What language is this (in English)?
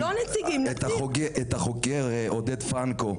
Hebrew